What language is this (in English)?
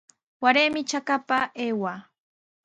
Sihuas Ancash Quechua